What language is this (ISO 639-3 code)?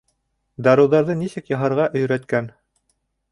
bak